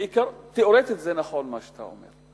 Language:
Hebrew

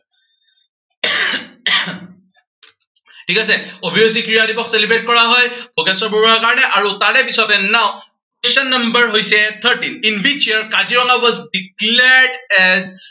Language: Assamese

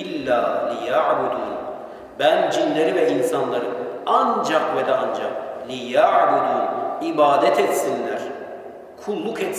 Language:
Turkish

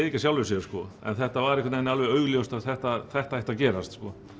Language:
Icelandic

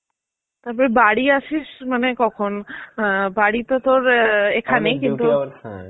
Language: Bangla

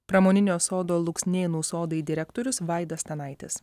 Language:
Lithuanian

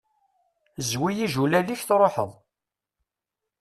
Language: Kabyle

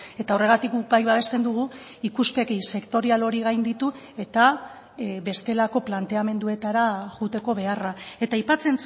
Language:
Basque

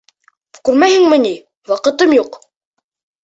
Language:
Bashkir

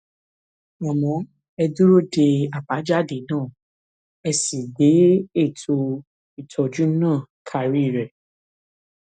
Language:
Yoruba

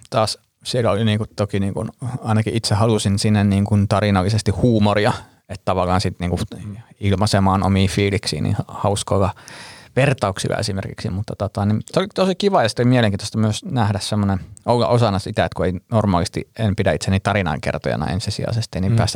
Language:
Finnish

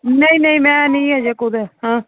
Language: Dogri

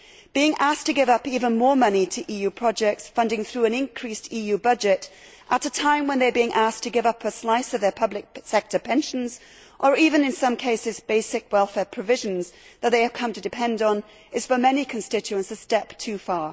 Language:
English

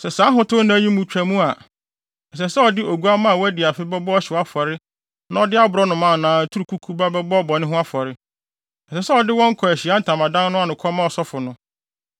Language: Akan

